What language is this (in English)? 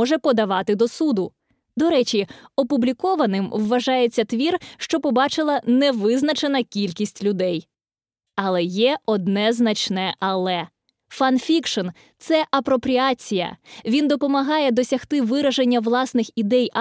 Ukrainian